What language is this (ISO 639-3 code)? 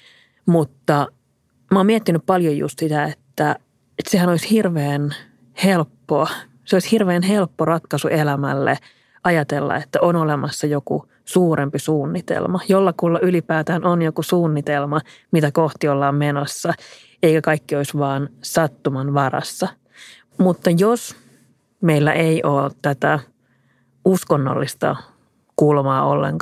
fin